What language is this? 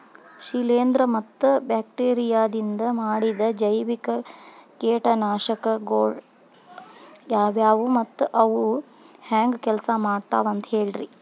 Kannada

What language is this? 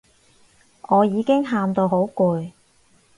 Cantonese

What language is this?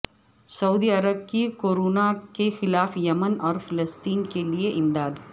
Urdu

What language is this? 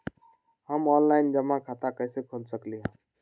Magahi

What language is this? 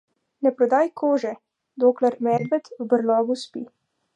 Slovenian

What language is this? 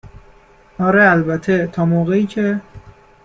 Persian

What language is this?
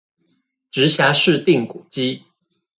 Chinese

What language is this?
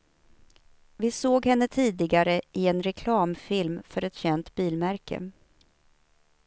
Swedish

